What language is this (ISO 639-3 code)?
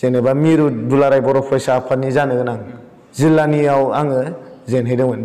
kor